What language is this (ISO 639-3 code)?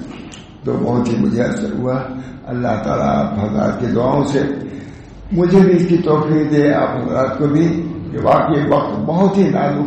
ara